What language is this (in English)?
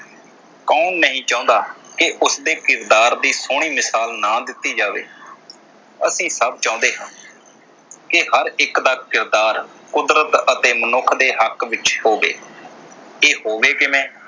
Punjabi